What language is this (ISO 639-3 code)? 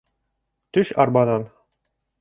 bak